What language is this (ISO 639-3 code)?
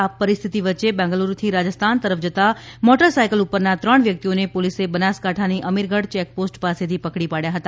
guj